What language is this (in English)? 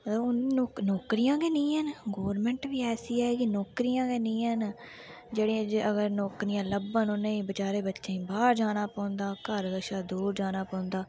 Dogri